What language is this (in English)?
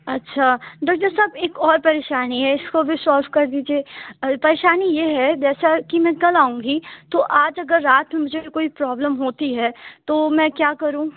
Urdu